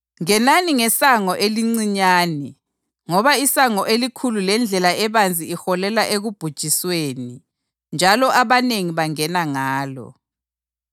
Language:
North Ndebele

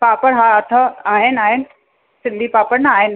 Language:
Sindhi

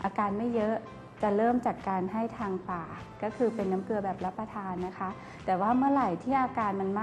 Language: Thai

